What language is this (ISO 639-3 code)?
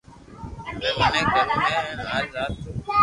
lrk